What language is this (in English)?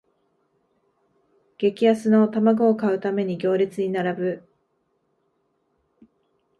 Japanese